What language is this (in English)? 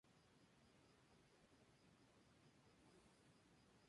Spanish